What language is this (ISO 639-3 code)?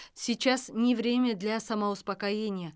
kaz